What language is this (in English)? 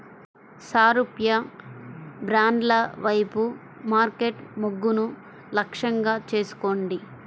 Telugu